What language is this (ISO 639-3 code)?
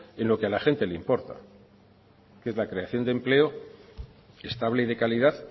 spa